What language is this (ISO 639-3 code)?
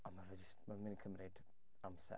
cym